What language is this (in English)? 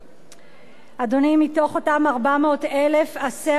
Hebrew